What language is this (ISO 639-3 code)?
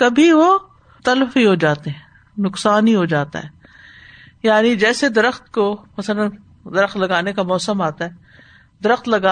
urd